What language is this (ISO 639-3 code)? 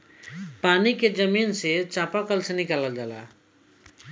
bho